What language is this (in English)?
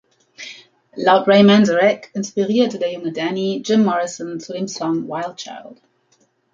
German